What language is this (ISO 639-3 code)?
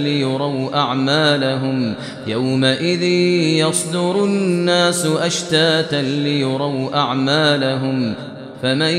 ara